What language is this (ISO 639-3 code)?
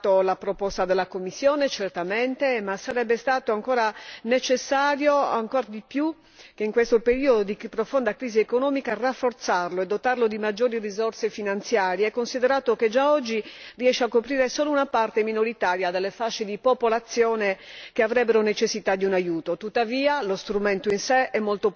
ita